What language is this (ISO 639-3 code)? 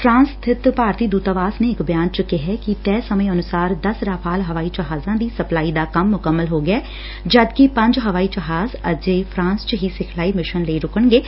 pan